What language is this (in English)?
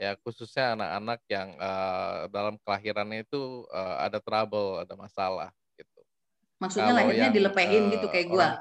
Indonesian